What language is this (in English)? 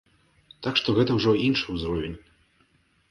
Belarusian